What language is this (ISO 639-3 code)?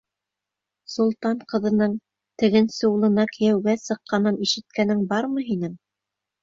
bak